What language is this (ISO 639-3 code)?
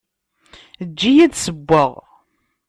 kab